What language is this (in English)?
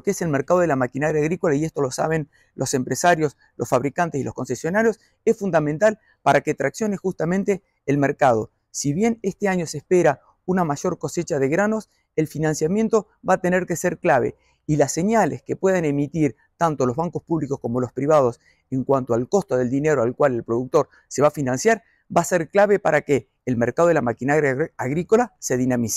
Spanish